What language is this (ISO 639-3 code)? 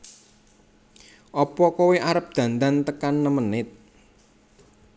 jav